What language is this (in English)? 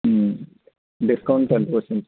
Telugu